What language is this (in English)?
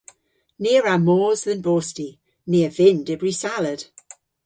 Cornish